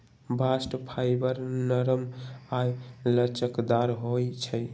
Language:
Magahi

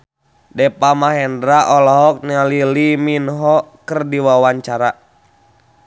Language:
Sundanese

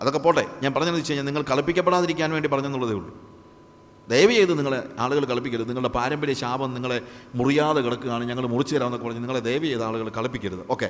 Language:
Malayalam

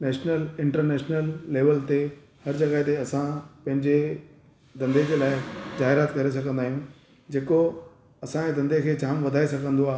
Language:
Sindhi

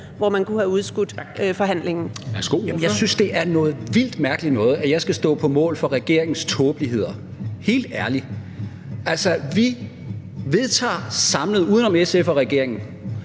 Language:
Danish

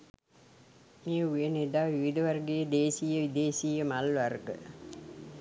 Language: Sinhala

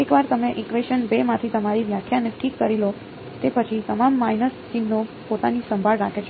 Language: Gujarati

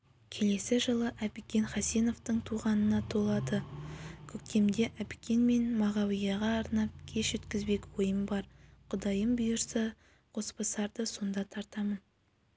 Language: Kazakh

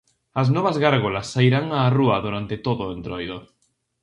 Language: Galician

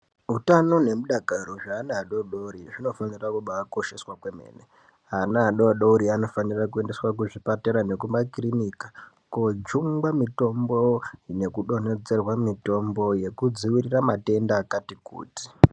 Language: Ndau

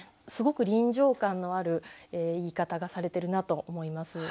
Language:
Japanese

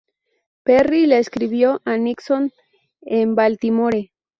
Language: Spanish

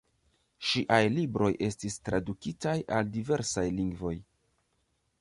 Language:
Esperanto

